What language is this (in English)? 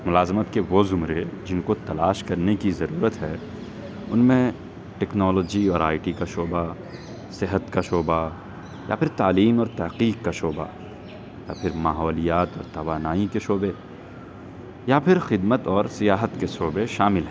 Urdu